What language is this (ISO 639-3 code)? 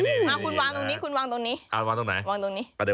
tha